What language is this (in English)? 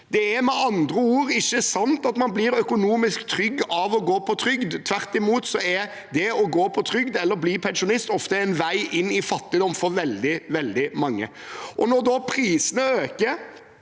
Norwegian